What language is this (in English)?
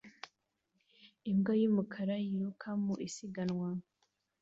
Kinyarwanda